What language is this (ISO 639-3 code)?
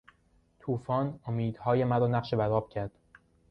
fas